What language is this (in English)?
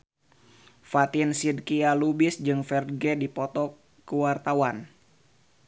Sundanese